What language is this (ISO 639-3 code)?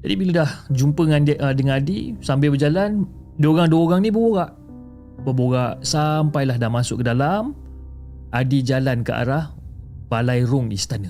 msa